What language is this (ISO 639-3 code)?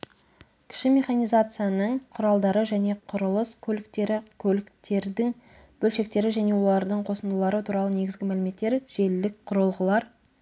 kaz